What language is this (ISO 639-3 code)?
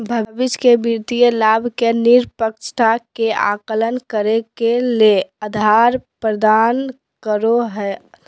mag